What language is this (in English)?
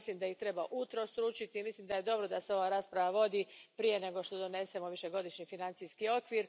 Croatian